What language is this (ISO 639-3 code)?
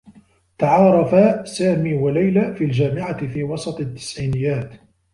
ara